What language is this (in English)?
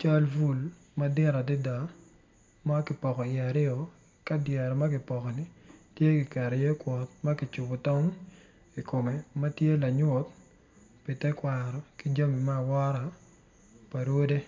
Acoli